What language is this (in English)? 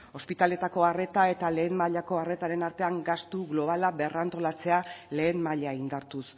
Basque